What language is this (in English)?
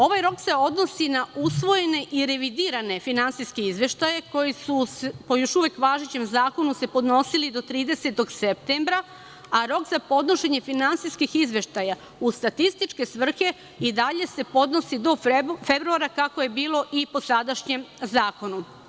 Serbian